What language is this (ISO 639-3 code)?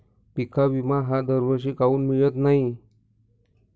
mar